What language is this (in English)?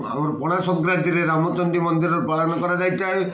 Odia